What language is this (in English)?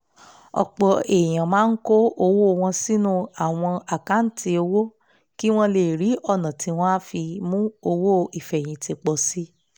Yoruba